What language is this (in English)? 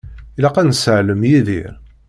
Kabyle